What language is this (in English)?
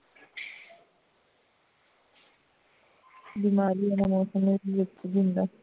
Punjabi